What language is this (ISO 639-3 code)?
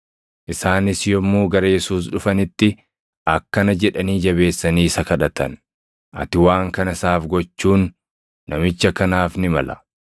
orm